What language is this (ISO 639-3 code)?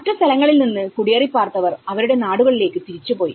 mal